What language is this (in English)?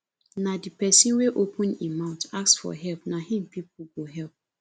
Nigerian Pidgin